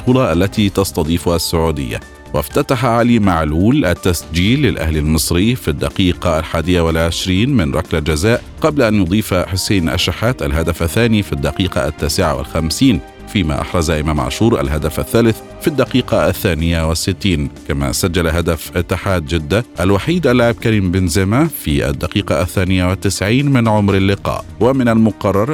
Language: Arabic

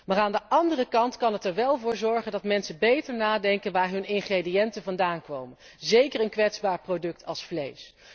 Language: Dutch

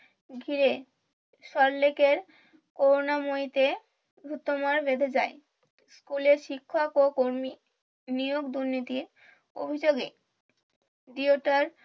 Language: Bangla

